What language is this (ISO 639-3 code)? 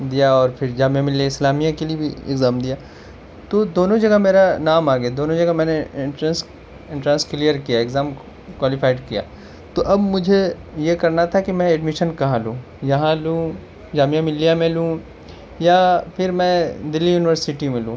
urd